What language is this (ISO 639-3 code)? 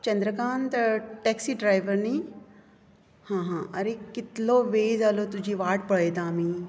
kok